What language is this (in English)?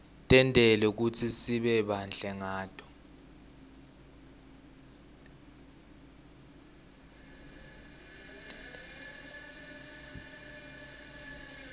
Swati